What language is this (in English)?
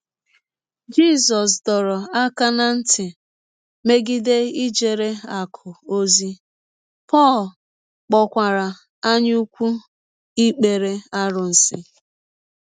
Igbo